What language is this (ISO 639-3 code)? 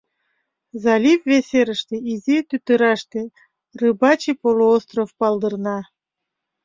chm